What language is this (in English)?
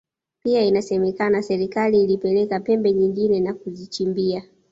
Swahili